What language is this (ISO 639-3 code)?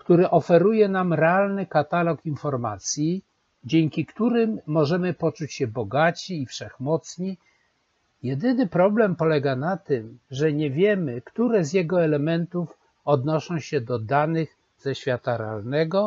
pol